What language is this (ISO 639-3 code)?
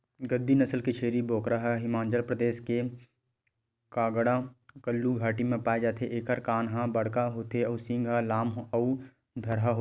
hne